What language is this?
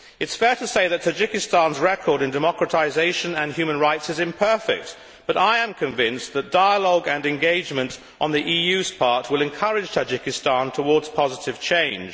English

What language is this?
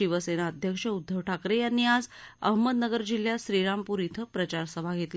Marathi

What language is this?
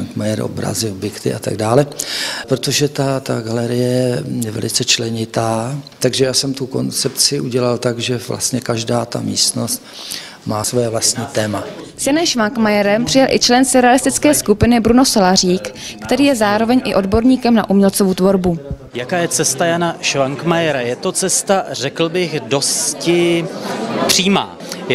Czech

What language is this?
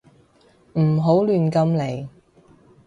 Cantonese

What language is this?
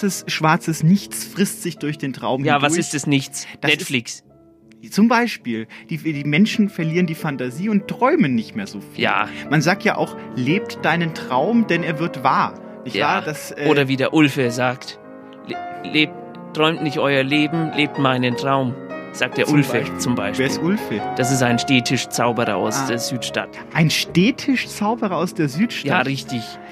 German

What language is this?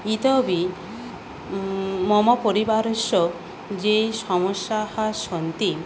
Sanskrit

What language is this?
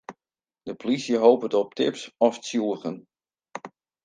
Western Frisian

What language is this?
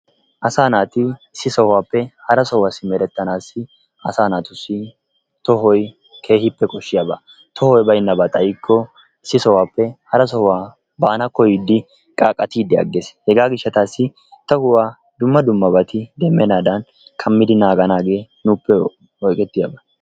Wolaytta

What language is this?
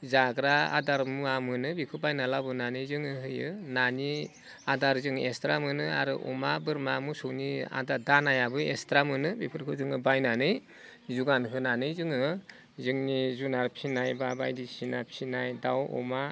Bodo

